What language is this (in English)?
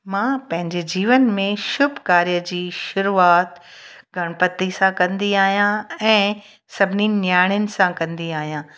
Sindhi